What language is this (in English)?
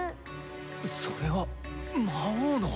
Japanese